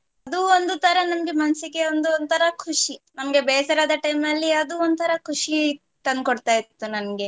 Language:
Kannada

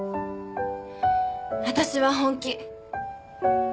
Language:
Japanese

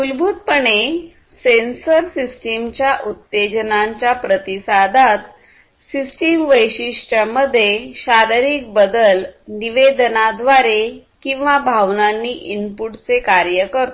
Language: Marathi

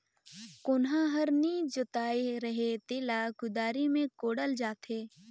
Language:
Chhattisgarhi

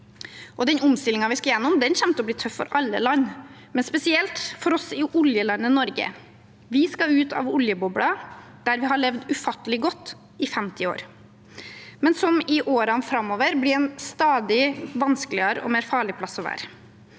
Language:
Norwegian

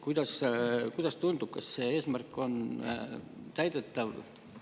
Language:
Estonian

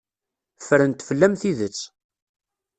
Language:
Kabyle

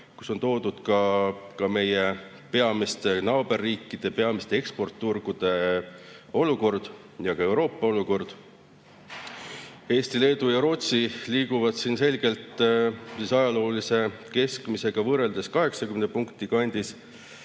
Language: Estonian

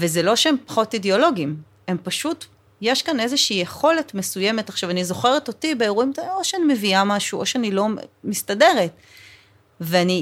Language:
Hebrew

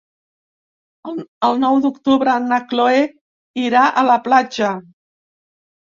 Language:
Catalan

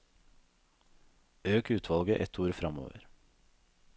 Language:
Norwegian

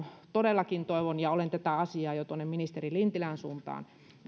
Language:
Finnish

